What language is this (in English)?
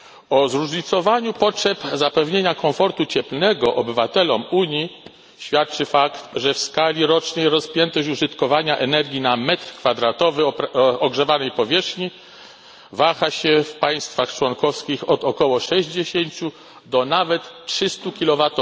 Polish